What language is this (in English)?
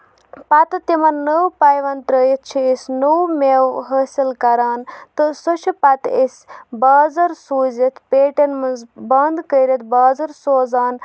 Kashmiri